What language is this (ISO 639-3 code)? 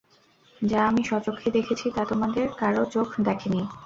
ben